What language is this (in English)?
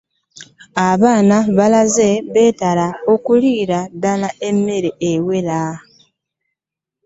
Ganda